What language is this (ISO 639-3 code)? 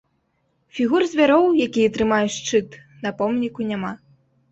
bel